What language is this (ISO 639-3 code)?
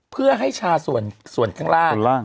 tha